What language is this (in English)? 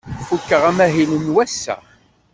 Kabyle